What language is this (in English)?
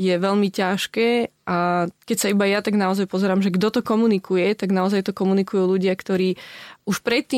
Slovak